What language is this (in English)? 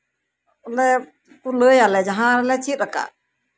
Santali